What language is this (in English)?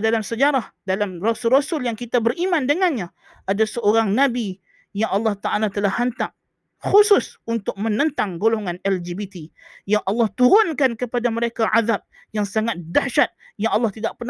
Malay